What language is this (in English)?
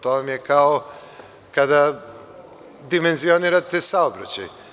Serbian